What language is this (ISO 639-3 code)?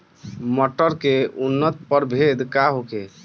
bho